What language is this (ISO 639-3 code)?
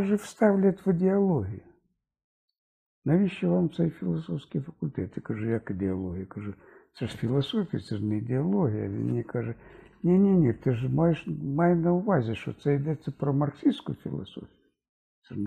ukr